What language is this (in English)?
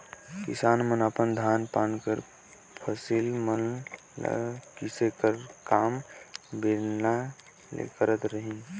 Chhattisgarhi